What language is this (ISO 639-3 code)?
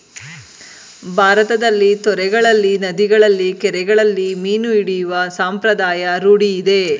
kan